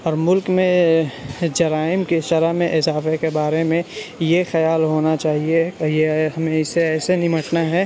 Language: Urdu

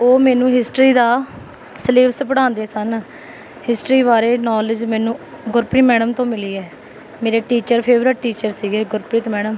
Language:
Punjabi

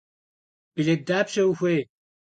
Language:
Kabardian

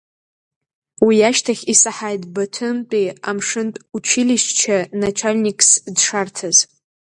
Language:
Abkhazian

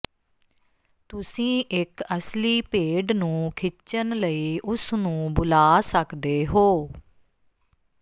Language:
Punjabi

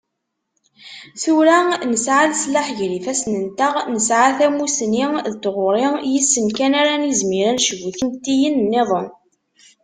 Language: Kabyle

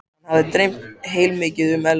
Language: Icelandic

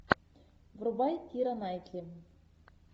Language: Russian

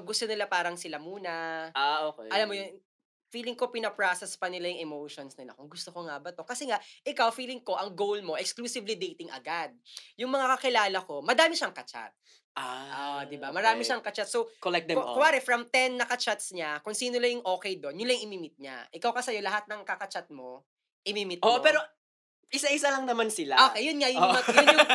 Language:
Filipino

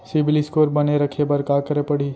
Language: Chhattisgarhi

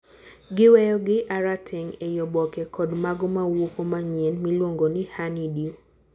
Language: Luo (Kenya and Tanzania)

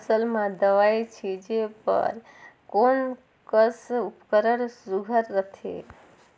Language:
Chhattisgarhi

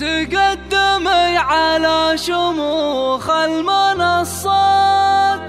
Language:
Arabic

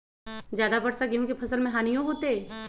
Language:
Magahi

